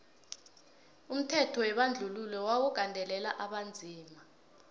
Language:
South Ndebele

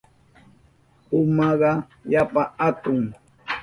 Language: Southern Pastaza Quechua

